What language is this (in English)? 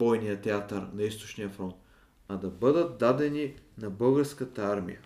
Bulgarian